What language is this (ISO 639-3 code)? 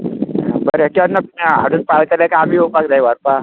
kok